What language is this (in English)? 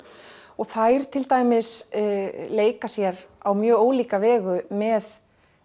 Icelandic